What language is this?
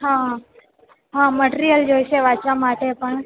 Gujarati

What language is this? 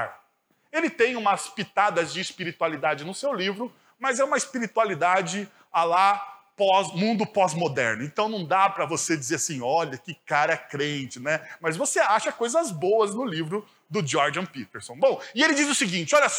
Portuguese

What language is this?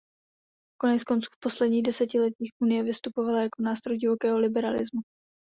Czech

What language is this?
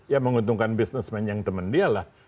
Indonesian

